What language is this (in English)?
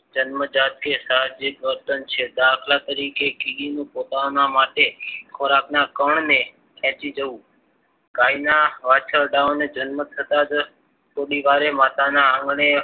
Gujarati